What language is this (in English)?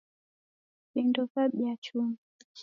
Taita